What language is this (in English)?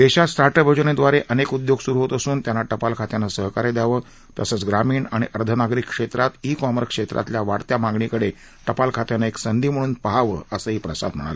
Marathi